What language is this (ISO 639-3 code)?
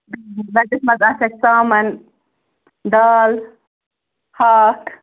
kas